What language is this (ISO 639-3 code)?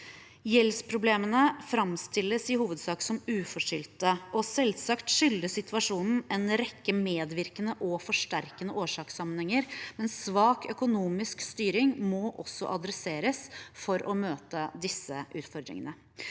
nor